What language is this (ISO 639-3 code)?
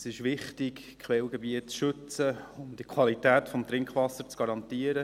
gsw